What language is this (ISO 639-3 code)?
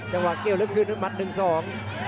tha